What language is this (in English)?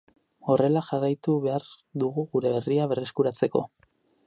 Basque